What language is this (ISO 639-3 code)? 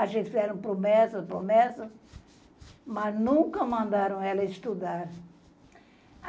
por